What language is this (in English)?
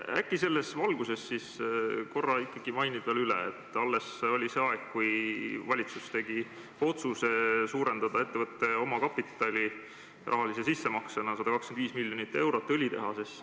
Estonian